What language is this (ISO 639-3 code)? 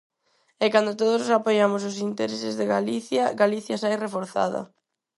glg